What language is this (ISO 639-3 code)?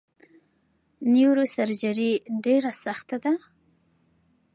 pus